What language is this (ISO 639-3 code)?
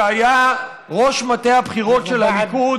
heb